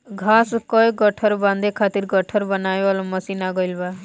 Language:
Bhojpuri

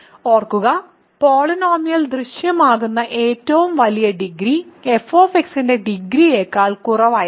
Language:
Malayalam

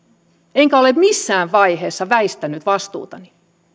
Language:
Finnish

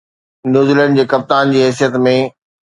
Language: Sindhi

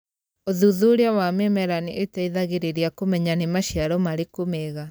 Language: Kikuyu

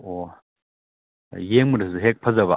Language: Manipuri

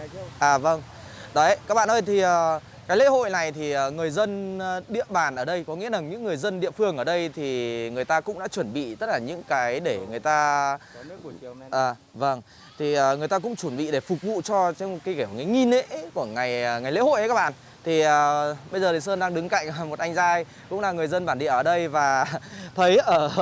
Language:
Vietnamese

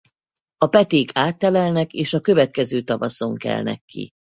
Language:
Hungarian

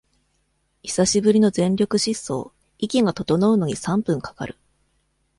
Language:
Japanese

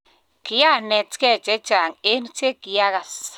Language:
Kalenjin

